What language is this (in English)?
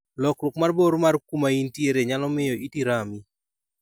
Luo (Kenya and Tanzania)